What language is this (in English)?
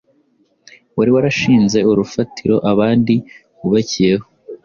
Kinyarwanda